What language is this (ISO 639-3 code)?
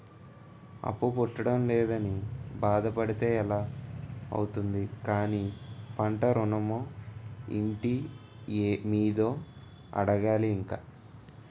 tel